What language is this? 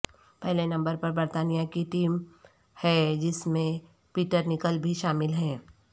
Urdu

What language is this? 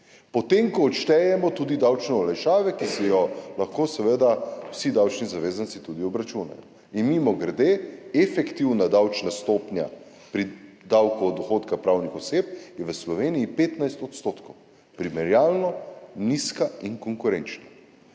Slovenian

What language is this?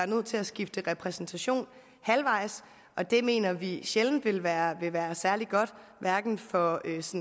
Danish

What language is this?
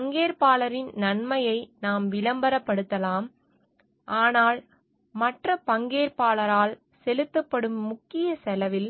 Tamil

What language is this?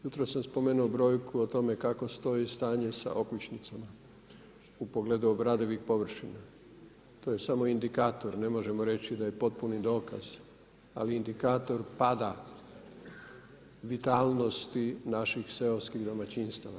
Croatian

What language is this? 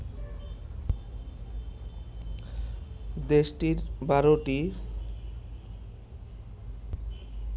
Bangla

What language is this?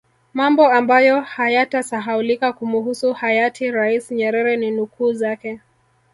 Swahili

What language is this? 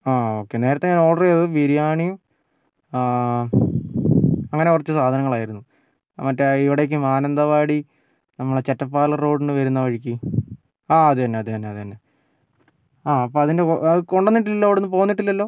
Malayalam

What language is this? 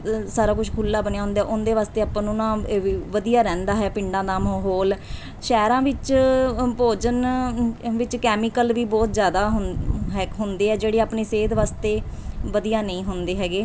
Punjabi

